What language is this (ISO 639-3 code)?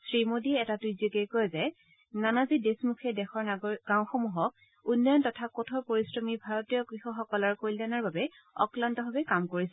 asm